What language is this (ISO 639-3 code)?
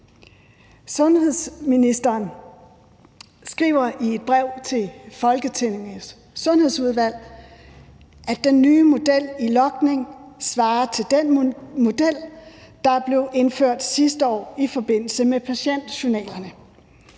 dan